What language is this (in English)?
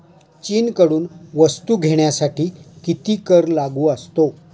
Marathi